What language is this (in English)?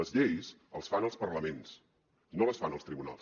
Catalan